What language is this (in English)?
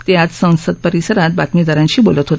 Marathi